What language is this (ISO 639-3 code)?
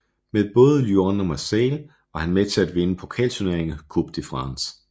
dan